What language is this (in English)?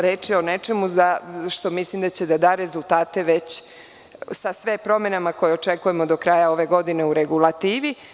Serbian